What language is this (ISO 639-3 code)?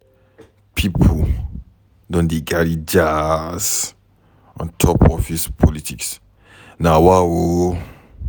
pcm